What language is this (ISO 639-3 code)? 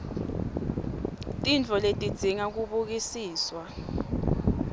ssw